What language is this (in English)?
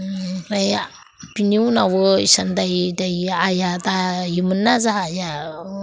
Bodo